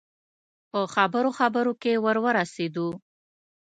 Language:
Pashto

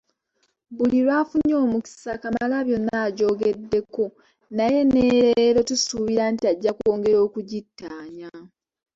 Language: Ganda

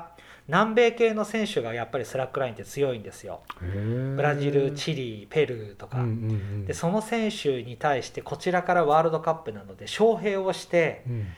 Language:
Japanese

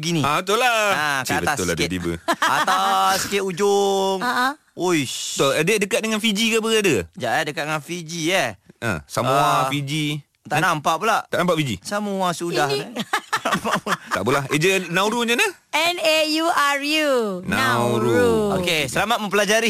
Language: Malay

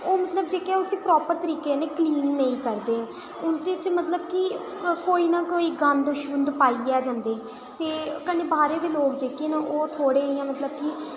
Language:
Dogri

